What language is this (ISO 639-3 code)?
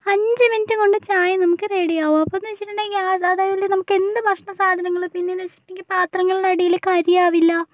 mal